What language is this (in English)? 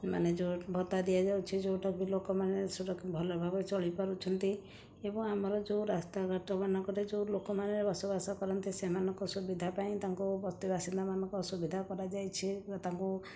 Odia